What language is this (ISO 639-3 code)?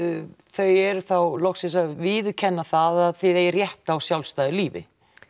isl